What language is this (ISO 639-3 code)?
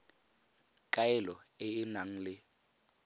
tsn